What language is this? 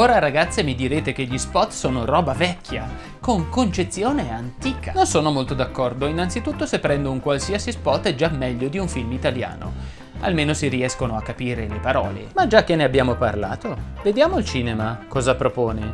Italian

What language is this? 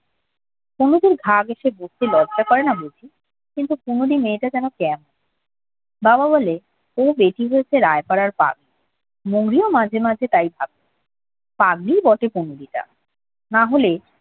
Bangla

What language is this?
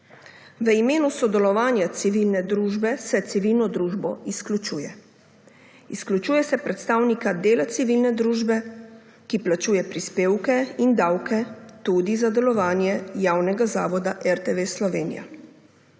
Slovenian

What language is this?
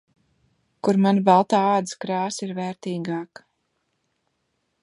Latvian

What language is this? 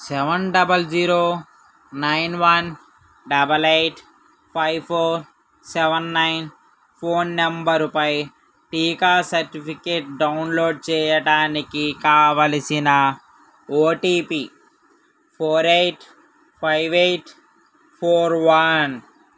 Telugu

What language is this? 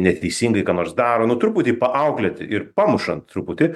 Lithuanian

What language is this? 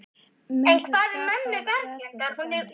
Icelandic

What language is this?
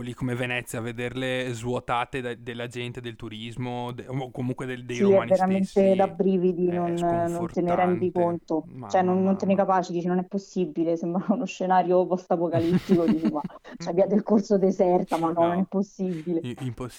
Italian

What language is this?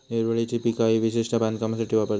Marathi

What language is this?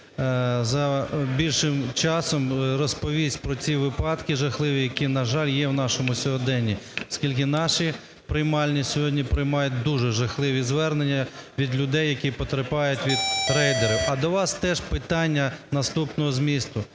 Ukrainian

